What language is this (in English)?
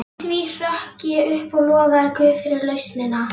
Icelandic